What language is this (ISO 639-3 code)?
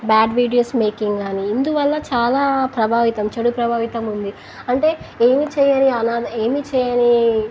tel